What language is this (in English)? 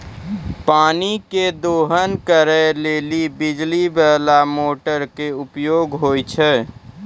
Maithili